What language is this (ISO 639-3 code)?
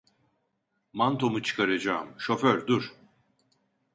tur